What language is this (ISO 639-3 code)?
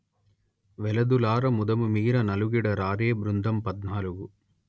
tel